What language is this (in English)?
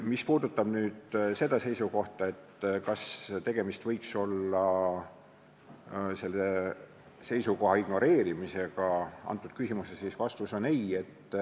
Estonian